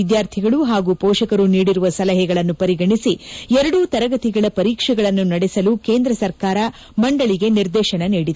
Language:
Kannada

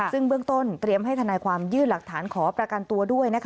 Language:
Thai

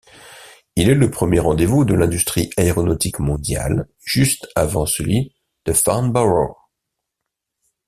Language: French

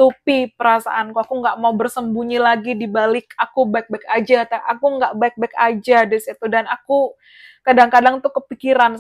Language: Indonesian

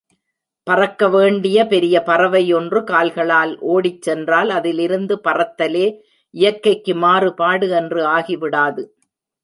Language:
Tamil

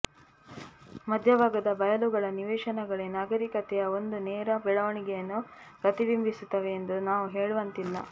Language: Kannada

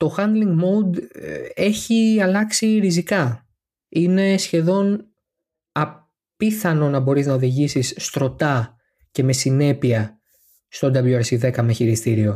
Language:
Greek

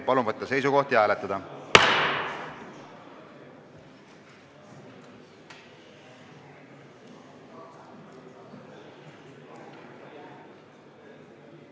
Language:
Estonian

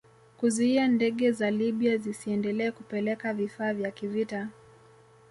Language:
Swahili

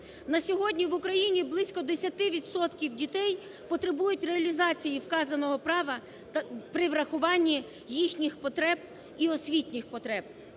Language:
Ukrainian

